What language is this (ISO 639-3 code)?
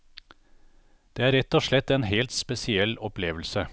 nor